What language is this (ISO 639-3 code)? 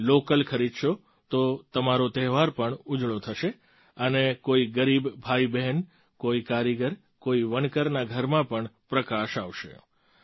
guj